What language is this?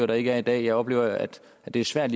Danish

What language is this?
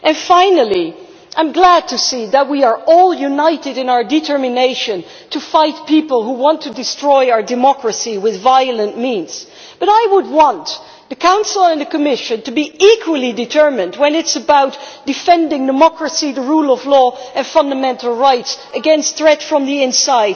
English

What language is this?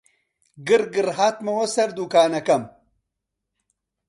Central Kurdish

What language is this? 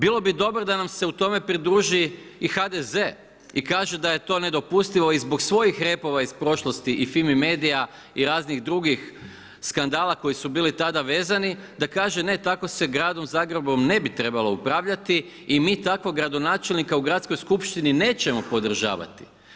Croatian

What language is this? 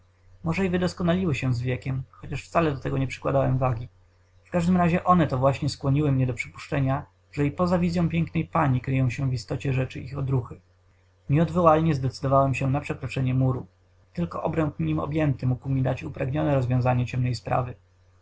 Polish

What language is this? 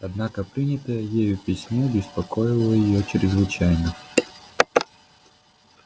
Russian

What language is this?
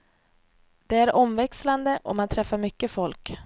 Swedish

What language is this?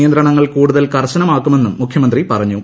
Malayalam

